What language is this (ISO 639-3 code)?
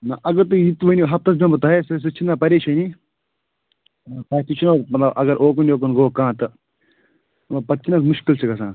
kas